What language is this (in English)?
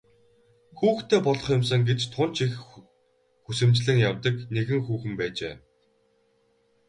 Mongolian